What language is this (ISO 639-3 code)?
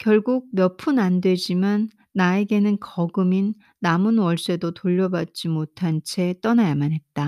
kor